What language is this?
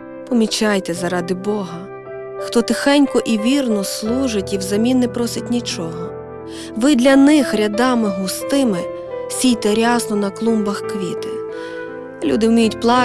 Ukrainian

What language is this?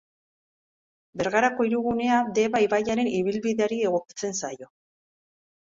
Basque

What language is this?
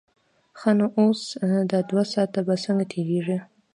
Pashto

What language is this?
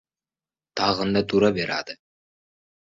Uzbek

